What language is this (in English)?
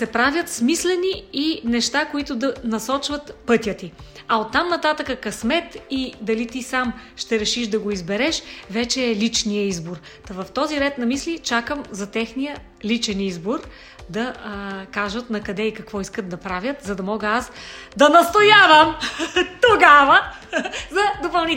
Bulgarian